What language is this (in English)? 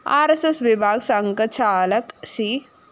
Malayalam